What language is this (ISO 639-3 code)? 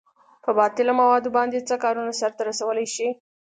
pus